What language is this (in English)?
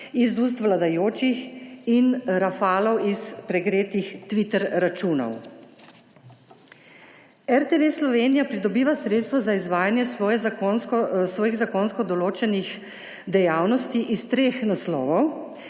Slovenian